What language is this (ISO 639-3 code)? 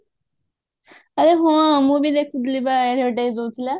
ori